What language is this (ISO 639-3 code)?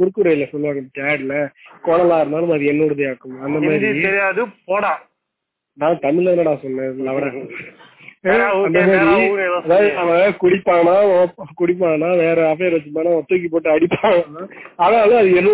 tam